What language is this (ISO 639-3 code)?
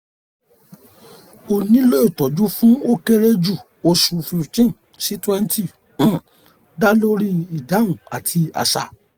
yor